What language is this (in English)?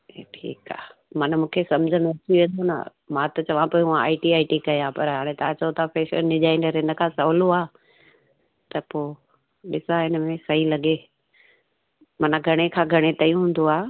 Sindhi